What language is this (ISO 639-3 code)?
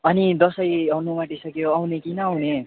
nep